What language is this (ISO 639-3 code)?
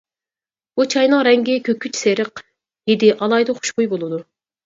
uig